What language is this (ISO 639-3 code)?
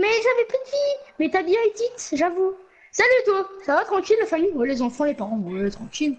fra